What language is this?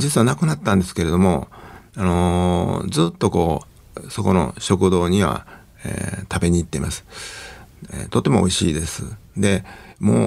Japanese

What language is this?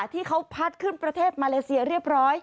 Thai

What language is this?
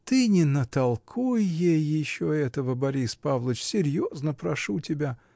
Russian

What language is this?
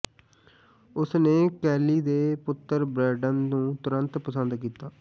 Punjabi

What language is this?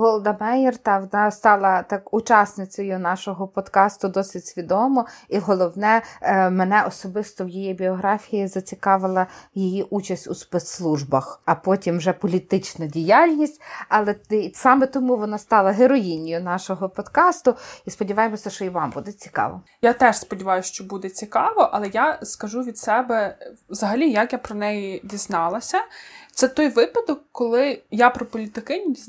Ukrainian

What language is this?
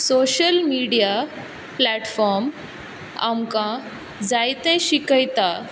Konkani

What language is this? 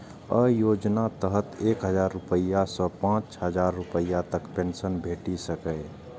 Maithili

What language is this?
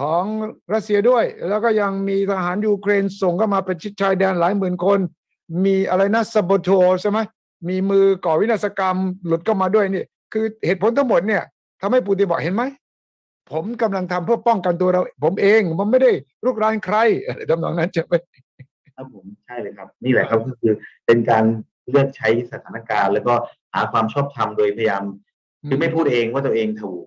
Thai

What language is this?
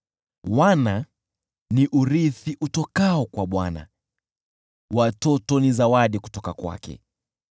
Swahili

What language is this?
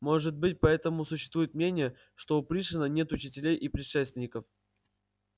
Russian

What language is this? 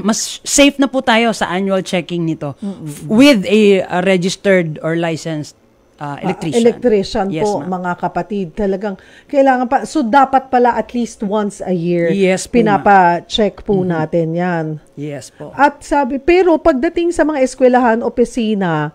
Filipino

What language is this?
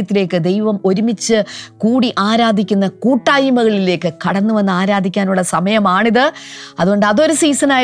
Malayalam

